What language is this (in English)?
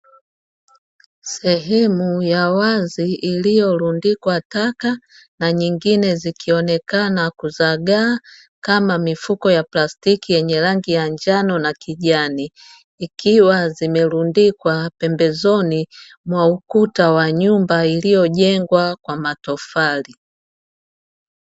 Swahili